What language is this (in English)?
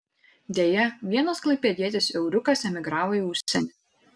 Lithuanian